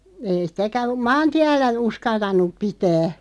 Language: Finnish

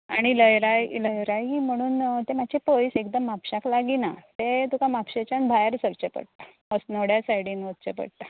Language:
Konkani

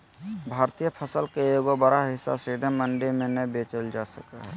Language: Magahi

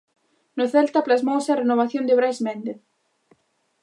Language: Galician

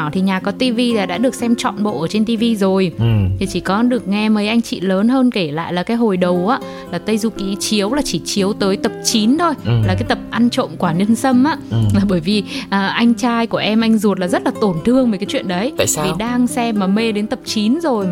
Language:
Vietnamese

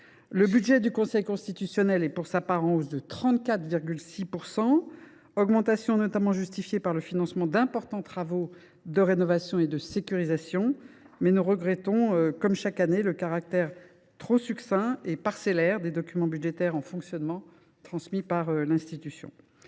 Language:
French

